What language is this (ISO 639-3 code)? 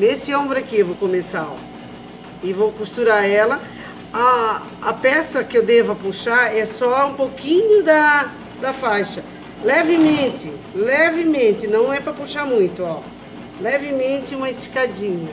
por